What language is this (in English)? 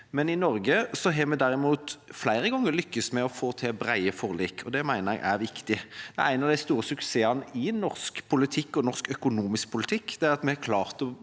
Norwegian